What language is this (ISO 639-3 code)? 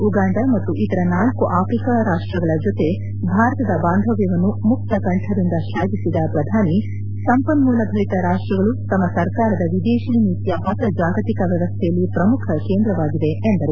kan